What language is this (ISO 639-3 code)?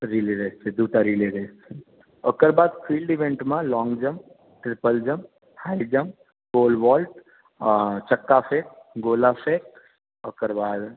mai